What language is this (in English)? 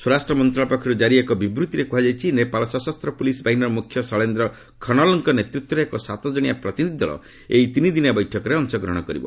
Odia